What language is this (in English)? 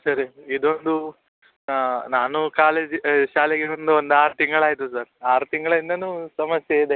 Kannada